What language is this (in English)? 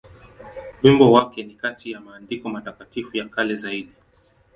Swahili